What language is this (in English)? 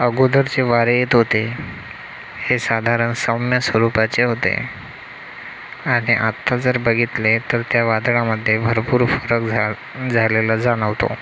Marathi